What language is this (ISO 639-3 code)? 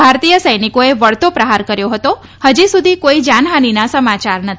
guj